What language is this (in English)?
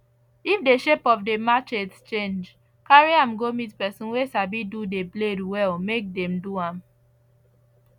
Nigerian Pidgin